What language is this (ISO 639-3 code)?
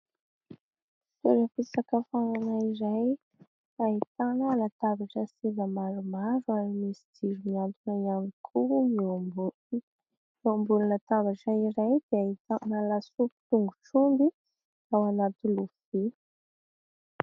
mlg